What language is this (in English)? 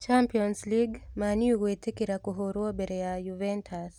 Kikuyu